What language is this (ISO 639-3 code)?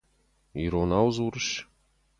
oss